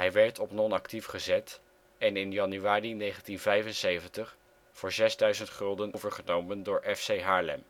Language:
Dutch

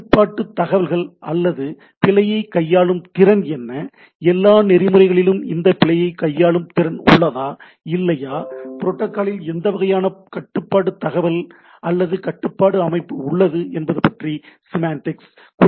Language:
Tamil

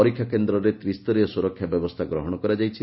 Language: Odia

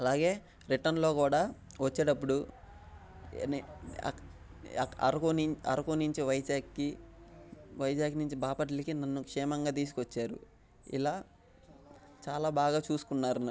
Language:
Telugu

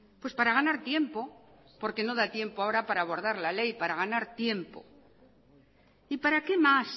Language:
Spanish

